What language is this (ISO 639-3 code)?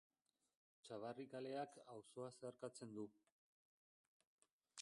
eus